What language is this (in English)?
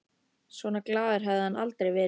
Icelandic